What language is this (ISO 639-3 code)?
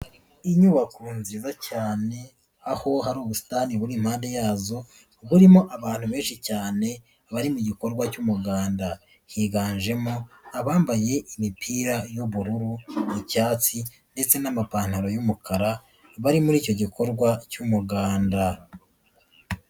kin